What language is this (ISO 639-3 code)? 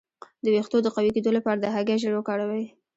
pus